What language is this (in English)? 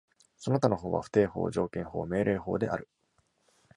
Japanese